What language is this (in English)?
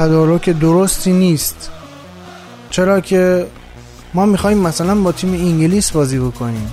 Persian